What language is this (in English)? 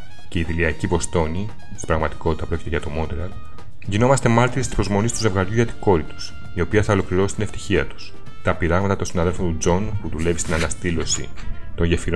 Greek